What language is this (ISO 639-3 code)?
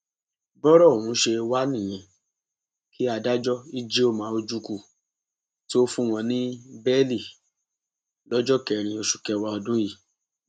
yor